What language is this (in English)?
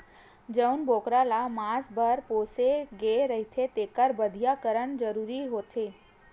Chhattisgarhi